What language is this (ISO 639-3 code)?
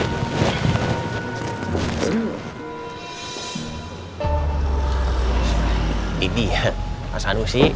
ind